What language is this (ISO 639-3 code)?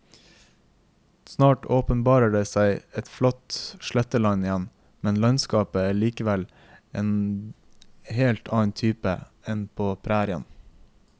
nor